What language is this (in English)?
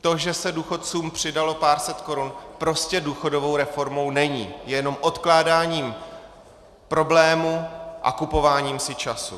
Czech